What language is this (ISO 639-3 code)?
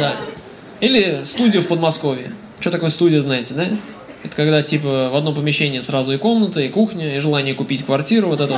rus